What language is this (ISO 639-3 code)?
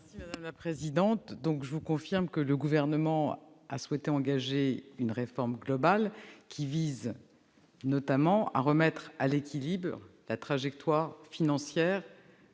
fra